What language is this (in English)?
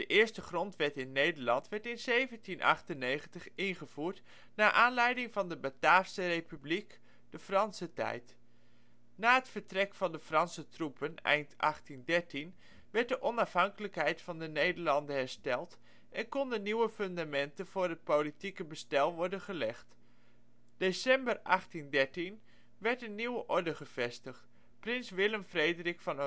Dutch